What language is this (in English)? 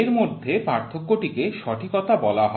Bangla